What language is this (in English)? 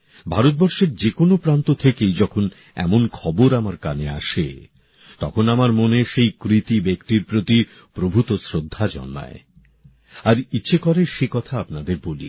Bangla